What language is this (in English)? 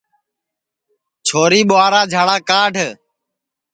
Sansi